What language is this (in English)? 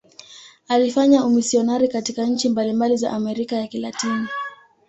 Swahili